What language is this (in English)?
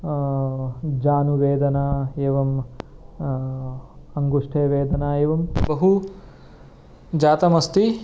Sanskrit